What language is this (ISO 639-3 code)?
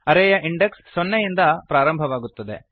kan